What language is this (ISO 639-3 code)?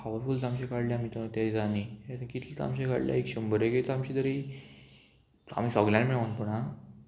kok